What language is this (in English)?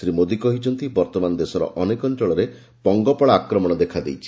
Odia